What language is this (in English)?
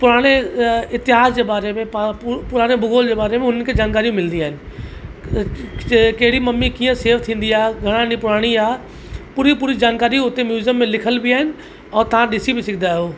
Sindhi